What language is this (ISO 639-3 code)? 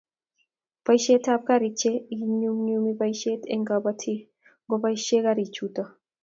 kln